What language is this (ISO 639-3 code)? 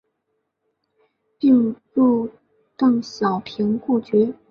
zho